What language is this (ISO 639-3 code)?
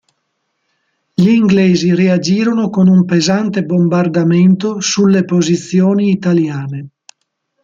ita